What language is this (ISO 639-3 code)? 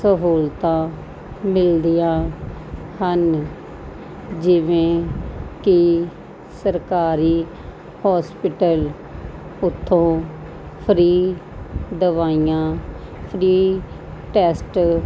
pan